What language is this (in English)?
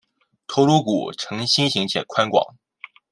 Chinese